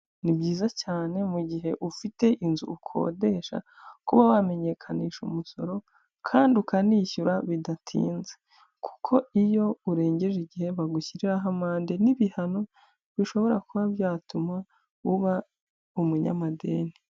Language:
Kinyarwanda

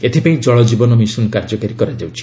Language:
Odia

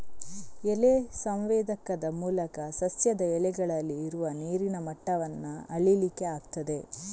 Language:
Kannada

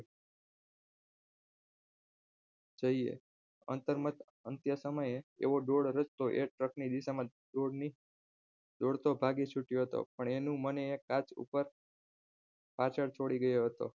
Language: Gujarati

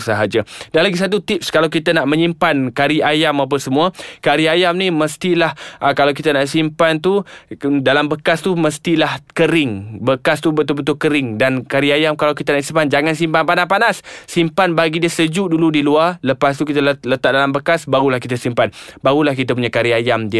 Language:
Malay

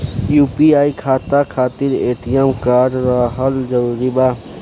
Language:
Bhojpuri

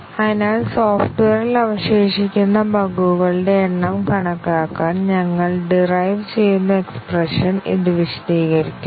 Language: Malayalam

